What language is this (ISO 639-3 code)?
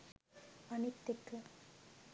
sin